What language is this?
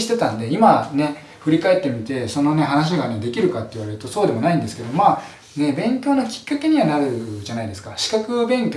Japanese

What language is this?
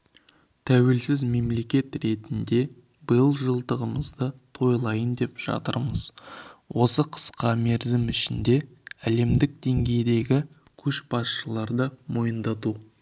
Kazakh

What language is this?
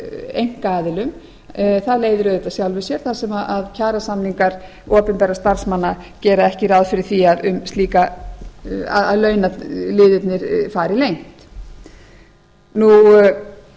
Icelandic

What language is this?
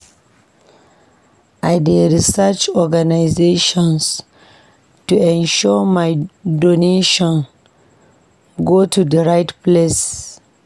Nigerian Pidgin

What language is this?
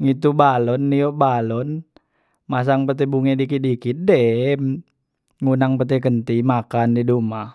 Musi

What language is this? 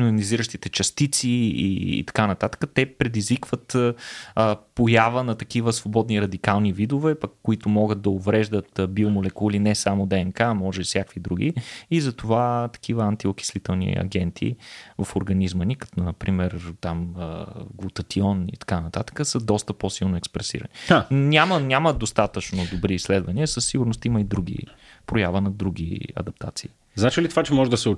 Bulgarian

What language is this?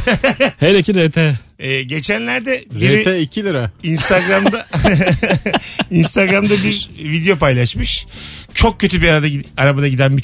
Turkish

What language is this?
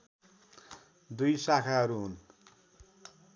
Nepali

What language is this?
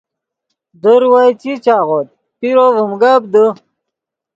Yidgha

